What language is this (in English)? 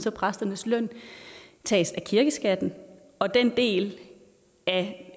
Danish